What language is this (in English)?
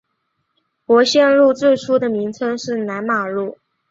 Chinese